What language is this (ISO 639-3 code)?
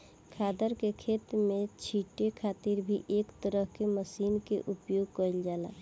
bho